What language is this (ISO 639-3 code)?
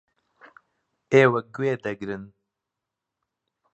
ckb